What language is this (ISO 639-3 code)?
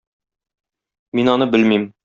tat